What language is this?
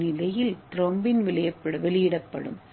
Tamil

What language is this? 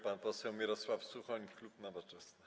Polish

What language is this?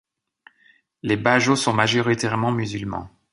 French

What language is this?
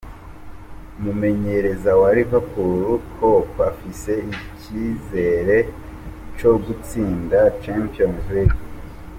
Kinyarwanda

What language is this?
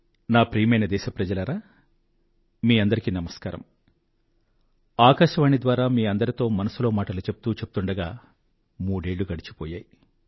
Telugu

